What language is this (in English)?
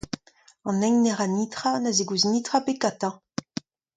Breton